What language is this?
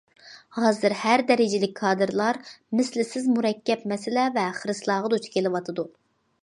Uyghur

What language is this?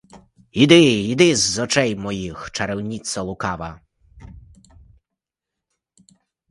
Ukrainian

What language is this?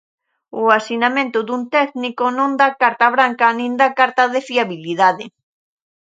Galician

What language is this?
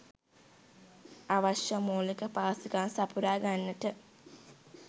Sinhala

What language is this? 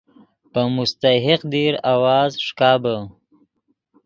Yidgha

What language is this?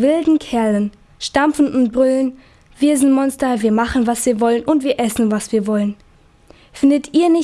German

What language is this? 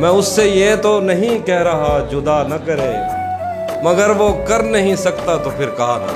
Urdu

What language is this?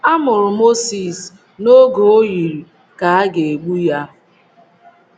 Igbo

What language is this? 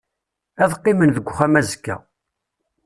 Kabyle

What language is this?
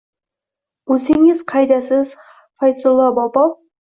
Uzbek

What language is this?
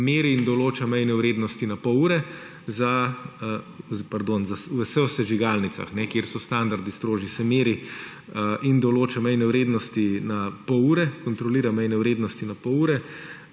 Slovenian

